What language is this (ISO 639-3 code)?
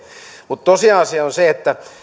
fin